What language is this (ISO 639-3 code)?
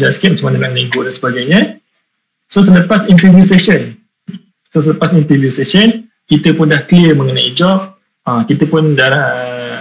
msa